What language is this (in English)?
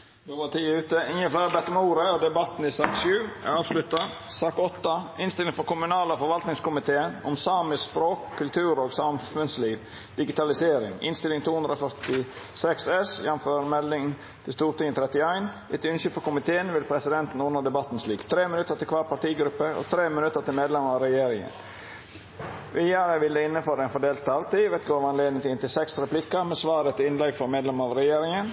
Norwegian Nynorsk